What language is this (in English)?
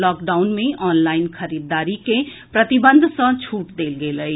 Maithili